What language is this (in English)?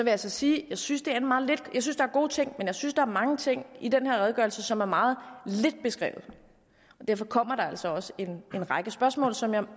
Danish